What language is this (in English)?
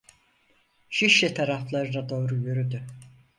Turkish